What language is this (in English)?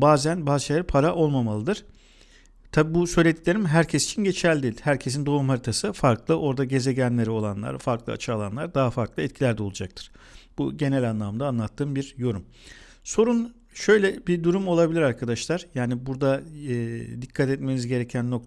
Turkish